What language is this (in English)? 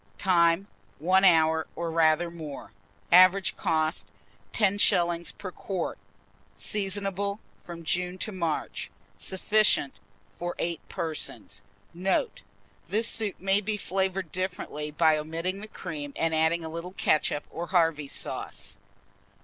English